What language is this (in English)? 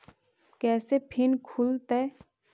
Magahi